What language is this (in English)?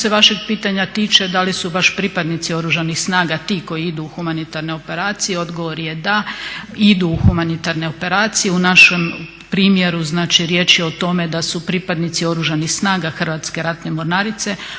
Croatian